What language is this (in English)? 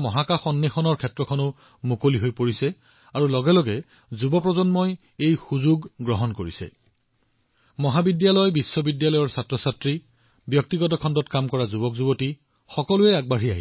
Assamese